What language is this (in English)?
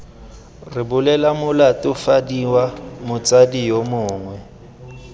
Tswana